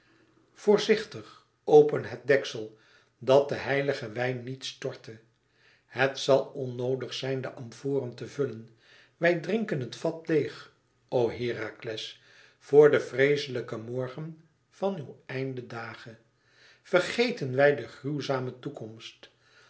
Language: Dutch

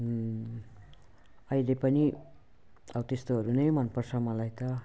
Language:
Nepali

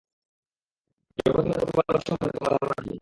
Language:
Bangla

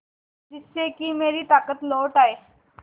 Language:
Hindi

